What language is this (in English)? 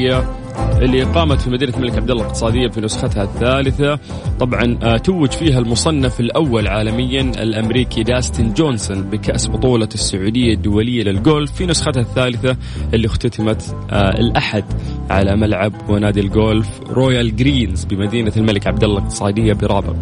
Arabic